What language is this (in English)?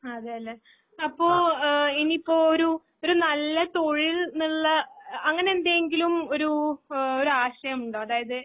Malayalam